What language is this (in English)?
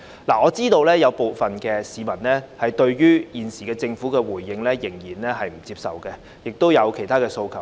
Cantonese